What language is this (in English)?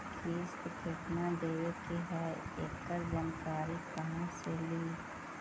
Magahi